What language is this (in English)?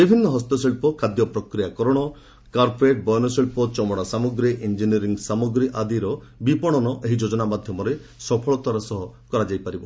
Odia